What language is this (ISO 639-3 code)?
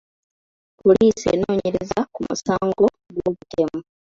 lug